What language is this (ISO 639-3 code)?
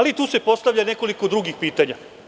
srp